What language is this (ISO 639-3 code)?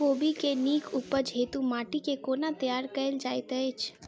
mai